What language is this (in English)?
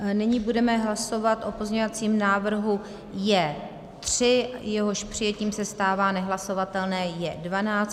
Czech